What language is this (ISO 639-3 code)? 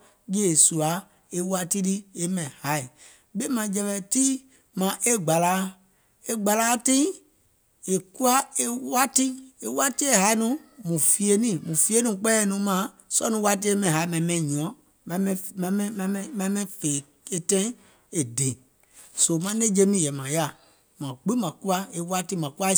gol